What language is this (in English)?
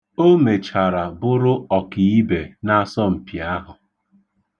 Igbo